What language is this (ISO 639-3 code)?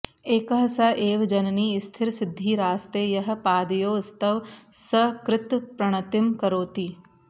san